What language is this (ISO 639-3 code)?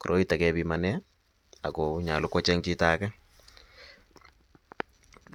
kln